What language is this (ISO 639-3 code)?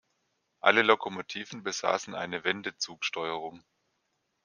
deu